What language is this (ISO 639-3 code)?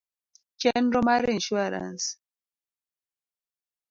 luo